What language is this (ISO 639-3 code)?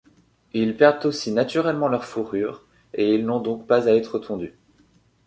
fra